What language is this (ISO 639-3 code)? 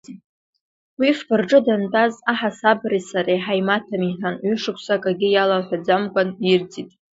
abk